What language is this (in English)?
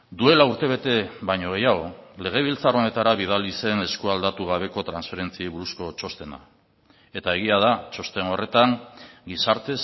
Basque